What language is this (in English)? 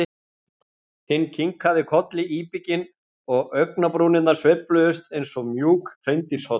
Icelandic